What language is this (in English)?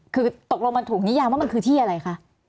Thai